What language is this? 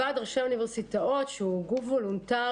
Hebrew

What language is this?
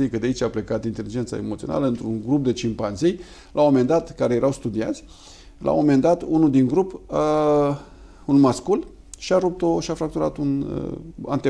Romanian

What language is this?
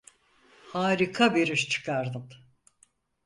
Turkish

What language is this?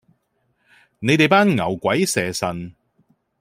Cantonese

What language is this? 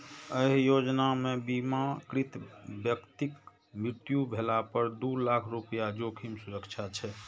Maithili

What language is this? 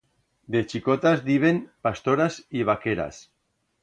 Aragonese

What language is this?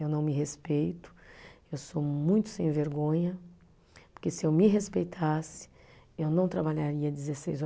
Portuguese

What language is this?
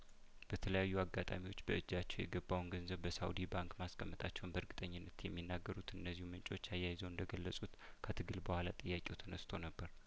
Amharic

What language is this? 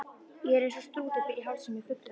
Icelandic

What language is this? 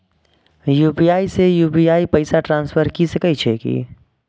Maithili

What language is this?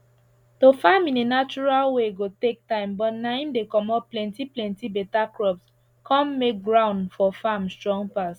Nigerian Pidgin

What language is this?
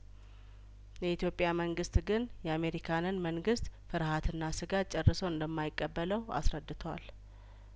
Amharic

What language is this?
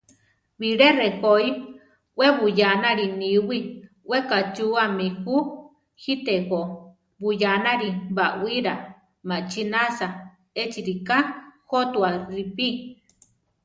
Central Tarahumara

